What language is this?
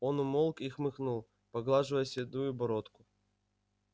Russian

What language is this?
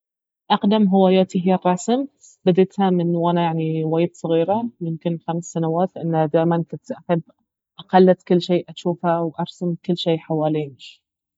Baharna Arabic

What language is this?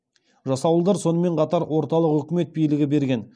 Kazakh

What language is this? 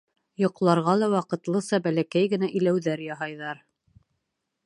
Bashkir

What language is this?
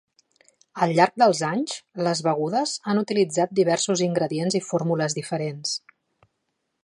Catalan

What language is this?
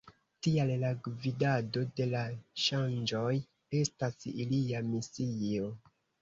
Esperanto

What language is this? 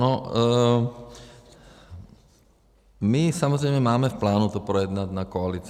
Czech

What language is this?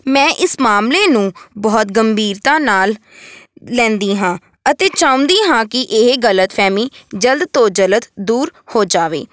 Punjabi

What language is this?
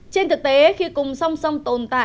Vietnamese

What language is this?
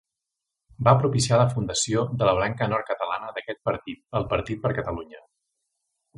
Catalan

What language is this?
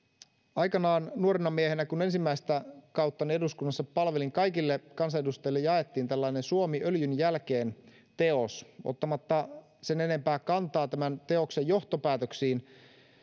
Finnish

